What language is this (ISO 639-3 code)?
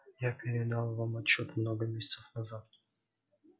rus